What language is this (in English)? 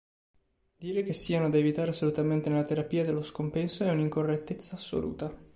Italian